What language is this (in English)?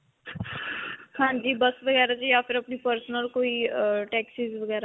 Punjabi